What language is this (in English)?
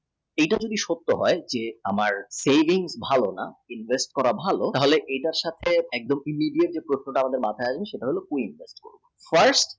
Bangla